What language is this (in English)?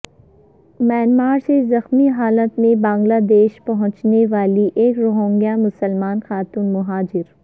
Urdu